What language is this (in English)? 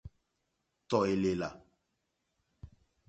Mokpwe